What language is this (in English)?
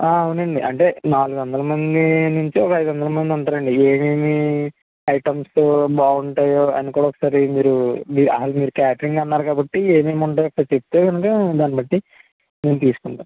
Telugu